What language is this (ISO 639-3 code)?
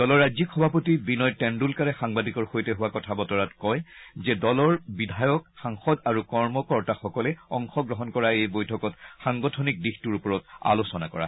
asm